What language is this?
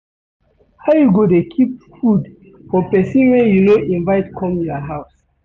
Nigerian Pidgin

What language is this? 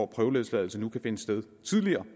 Danish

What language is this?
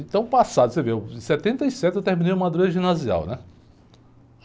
Portuguese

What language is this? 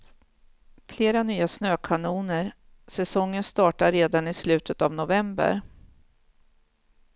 Swedish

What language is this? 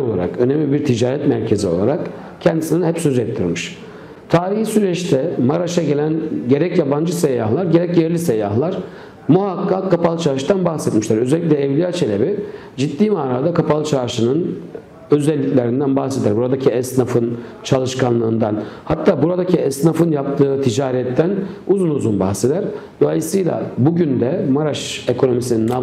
Turkish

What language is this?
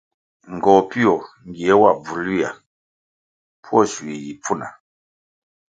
Kwasio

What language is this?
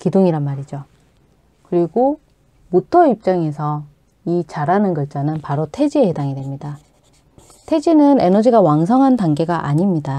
Korean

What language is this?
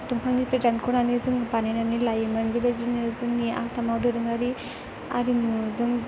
Bodo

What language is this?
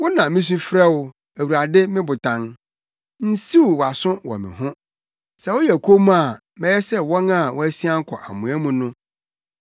Akan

